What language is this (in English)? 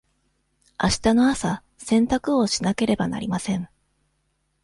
Japanese